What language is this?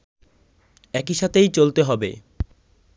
Bangla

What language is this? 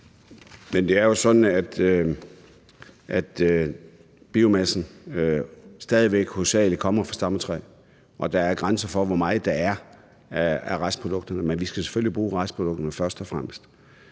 Danish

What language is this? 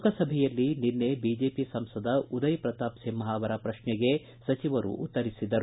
Kannada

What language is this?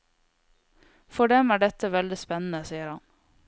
Norwegian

